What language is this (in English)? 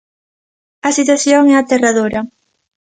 Galician